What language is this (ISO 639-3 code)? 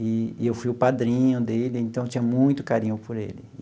por